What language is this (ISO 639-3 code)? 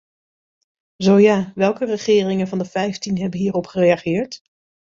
nld